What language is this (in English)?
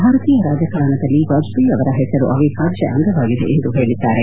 Kannada